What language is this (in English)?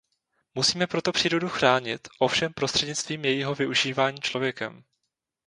Czech